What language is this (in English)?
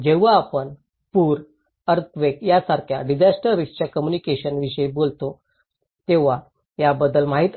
Marathi